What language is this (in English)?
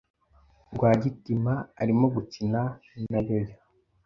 Kinyarwanda